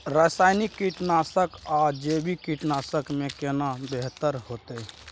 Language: Maithili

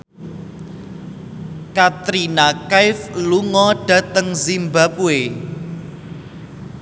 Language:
Javanese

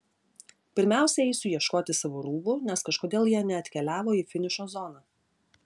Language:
Lithuanian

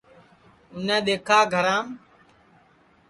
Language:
Sansi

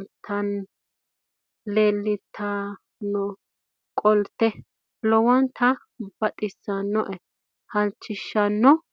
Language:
Sidamo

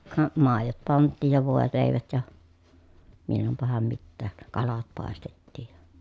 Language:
Finnish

